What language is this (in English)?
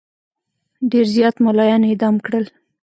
Pashto